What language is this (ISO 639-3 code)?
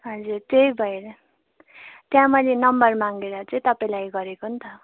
nep